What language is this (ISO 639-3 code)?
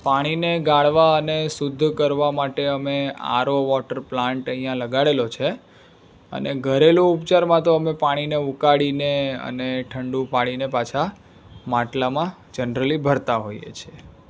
guj